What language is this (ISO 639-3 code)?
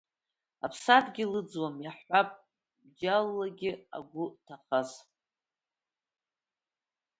abk